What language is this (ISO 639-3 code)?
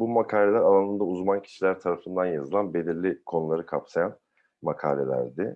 tur